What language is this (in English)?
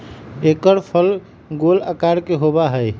Magahi